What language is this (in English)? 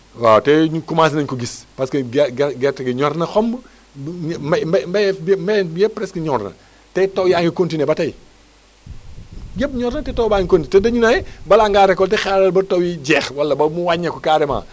Wolof